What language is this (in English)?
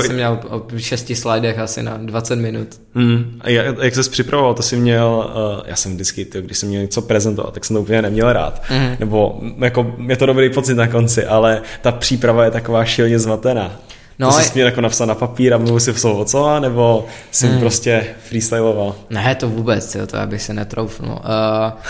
Czech